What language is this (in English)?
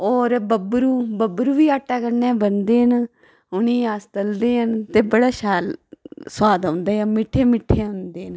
Dogri